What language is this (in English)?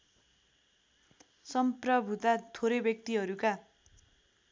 Nepali